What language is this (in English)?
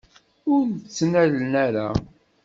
Kabyle